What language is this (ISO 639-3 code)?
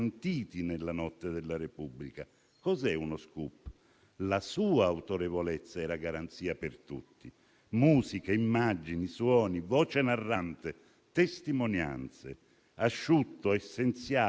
ita